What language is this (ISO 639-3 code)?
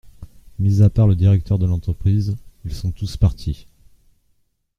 fra